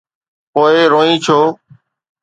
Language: Sindhi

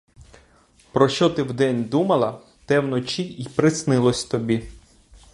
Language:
Ukrainian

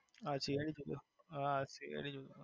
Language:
Gujarati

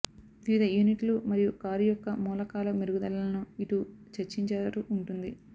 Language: Telugu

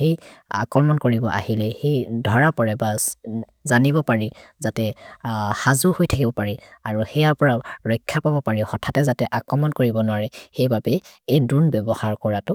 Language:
Maria (India)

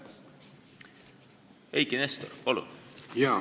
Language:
Estonian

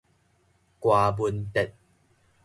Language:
Min Nan Chinese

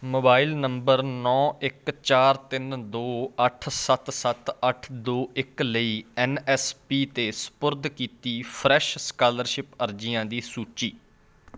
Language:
Punjabi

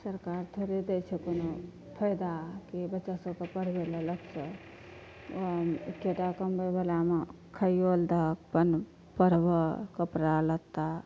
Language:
Maithili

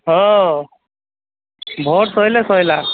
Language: Odia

